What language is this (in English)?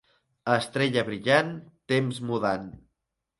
Catalan